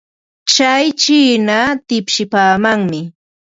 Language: Ambo-Pasco Quechua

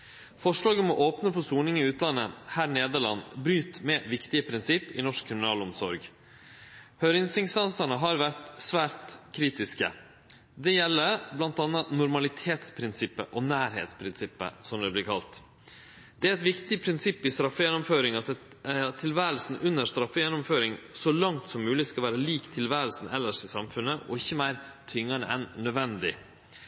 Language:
Norwegian Nynorsk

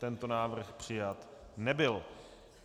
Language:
Czech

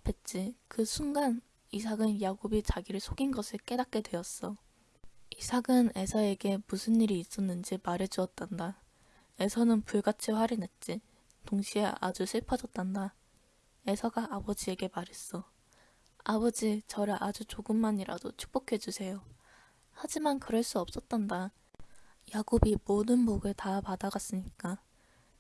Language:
Korean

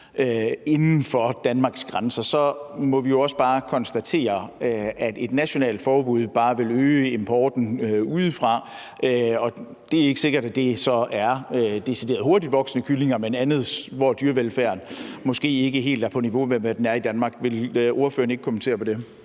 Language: Danish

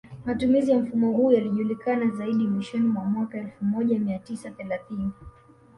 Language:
Swahili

